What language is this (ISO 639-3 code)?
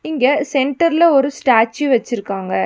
tam